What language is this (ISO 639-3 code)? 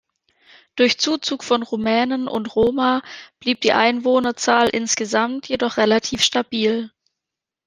deu